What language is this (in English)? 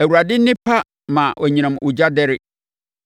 Akan